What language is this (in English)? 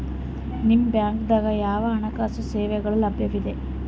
Kannada